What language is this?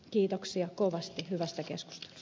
Finnish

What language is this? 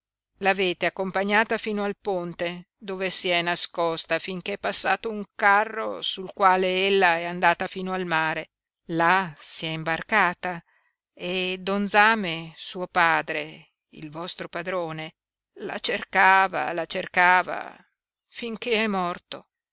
Italian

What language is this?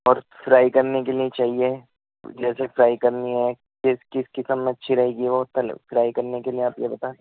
Urdu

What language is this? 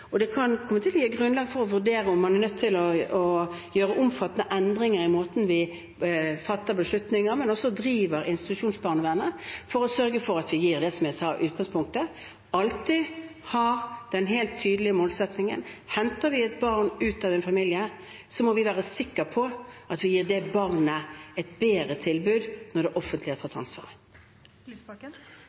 Norwegian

